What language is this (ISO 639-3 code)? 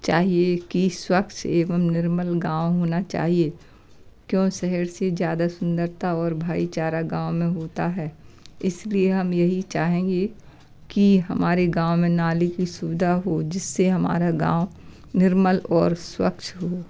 hin